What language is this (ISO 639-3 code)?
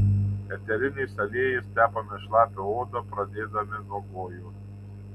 lit